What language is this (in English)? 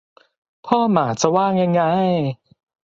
Thai